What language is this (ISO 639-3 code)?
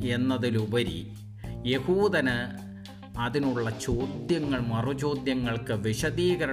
mal